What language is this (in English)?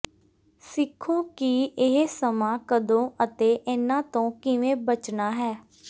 Punjabi